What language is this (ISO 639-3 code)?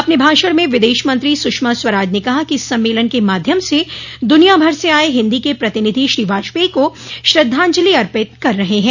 hin